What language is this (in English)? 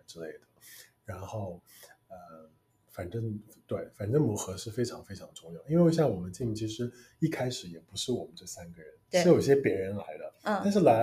Chinese